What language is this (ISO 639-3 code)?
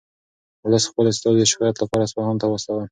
pus